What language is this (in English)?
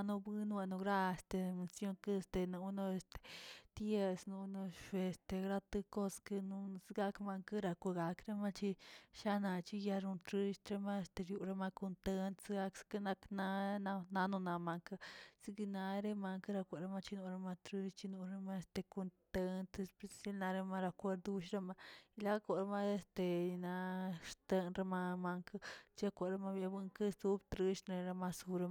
Tilquiapan Zapotec